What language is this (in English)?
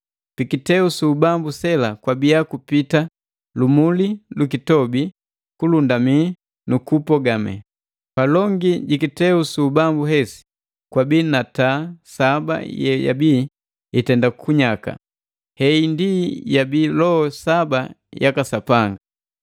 Matengo